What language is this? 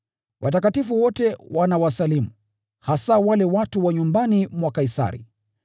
Swahili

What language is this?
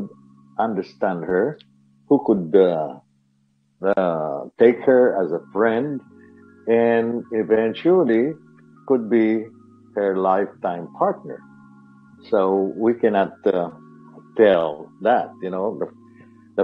Filipino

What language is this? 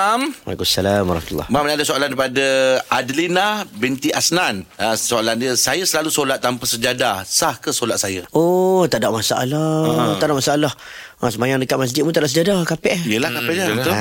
Malay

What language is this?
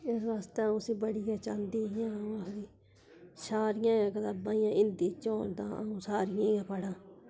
Dogri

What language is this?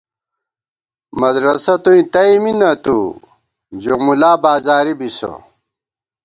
Gawar-Bati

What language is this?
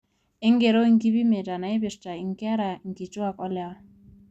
Masai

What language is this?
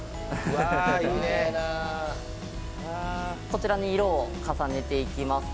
Japanese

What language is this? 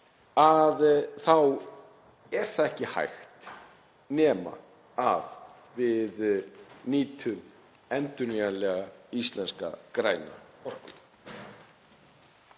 Icelandic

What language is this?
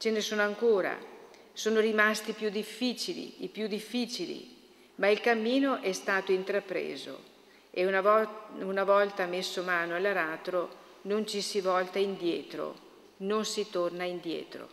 Italian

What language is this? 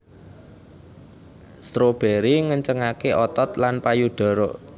Javanese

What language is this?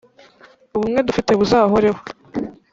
Kinyarwanda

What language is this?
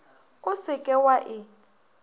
Northern Sotho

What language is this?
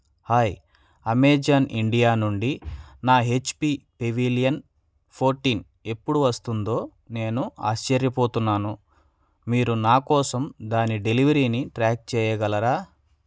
Telugu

